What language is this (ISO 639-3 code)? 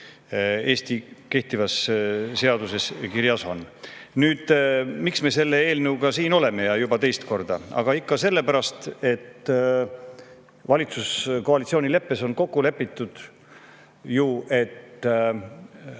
est